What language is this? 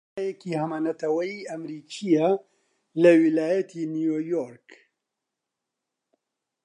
Central Kurdish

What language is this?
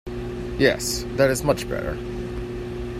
English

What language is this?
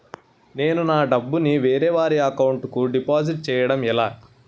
Telugu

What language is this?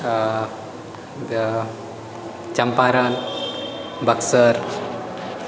Maithili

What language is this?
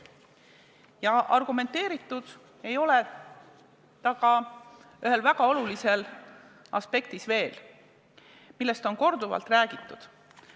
Estonian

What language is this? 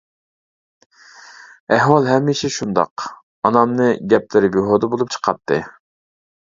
Uyghur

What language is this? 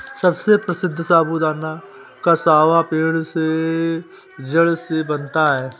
Hindi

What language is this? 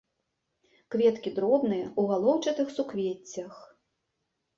Belarusian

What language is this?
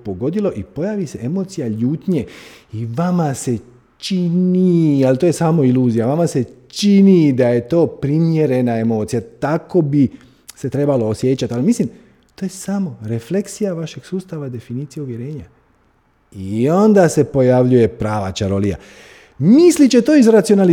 Croatian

